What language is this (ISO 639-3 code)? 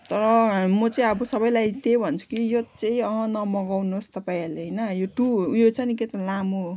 nep